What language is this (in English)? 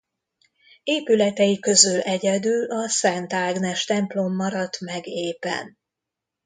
Hungarian